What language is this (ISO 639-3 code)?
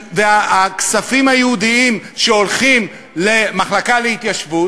heb